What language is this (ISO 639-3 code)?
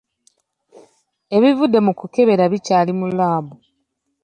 lug